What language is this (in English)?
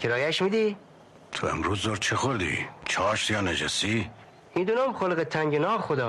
Persian